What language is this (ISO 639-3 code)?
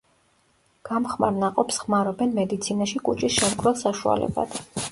kat